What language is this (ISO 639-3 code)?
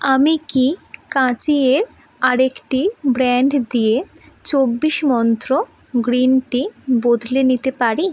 ben